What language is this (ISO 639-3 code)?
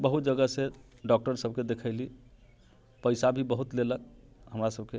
mai